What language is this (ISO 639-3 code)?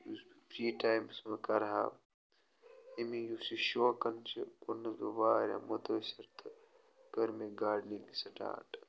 kas